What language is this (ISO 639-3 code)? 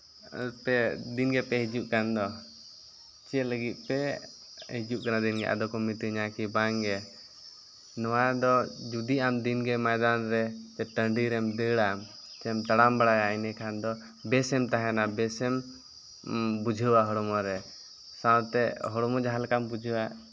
sat